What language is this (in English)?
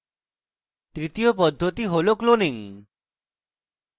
Bangla